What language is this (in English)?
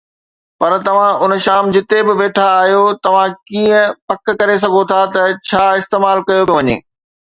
Sindhi